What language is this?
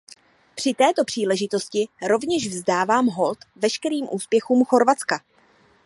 Czech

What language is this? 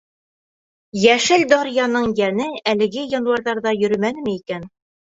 Bashkir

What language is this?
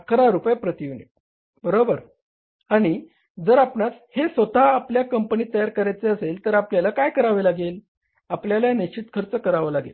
Marathi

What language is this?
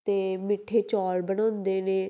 Punjabi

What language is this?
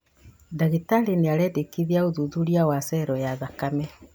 Kikuyu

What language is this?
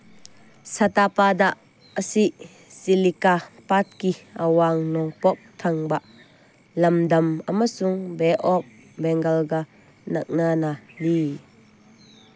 Manipuri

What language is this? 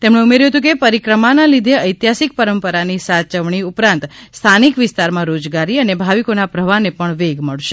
Gujarati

